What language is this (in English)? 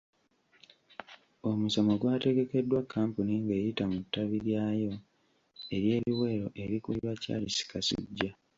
Ganda